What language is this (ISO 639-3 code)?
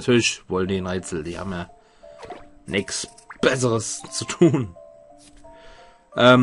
deu